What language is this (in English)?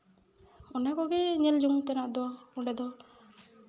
Santali